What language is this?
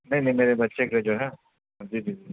Urdu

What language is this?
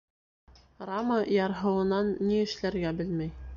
Bashkir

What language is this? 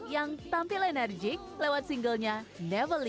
Indonesian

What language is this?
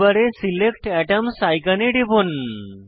Bangla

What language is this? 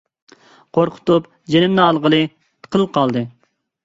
Uyghur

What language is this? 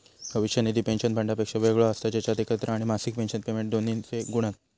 Marathi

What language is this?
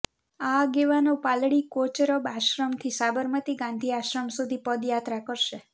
Gujarati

